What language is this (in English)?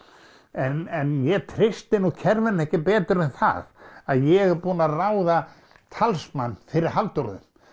Icelandic